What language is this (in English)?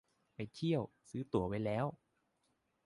Thai